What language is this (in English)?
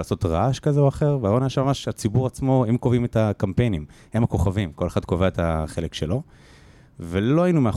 Hebrew